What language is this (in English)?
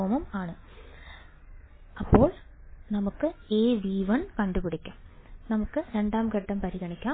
Malayalam